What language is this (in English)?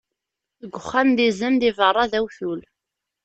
Kabyle